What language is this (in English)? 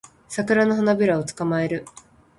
Japanese